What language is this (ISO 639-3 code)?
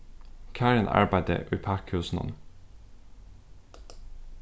fao